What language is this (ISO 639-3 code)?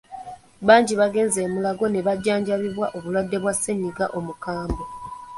lug